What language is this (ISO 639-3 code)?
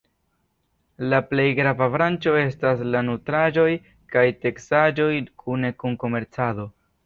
epo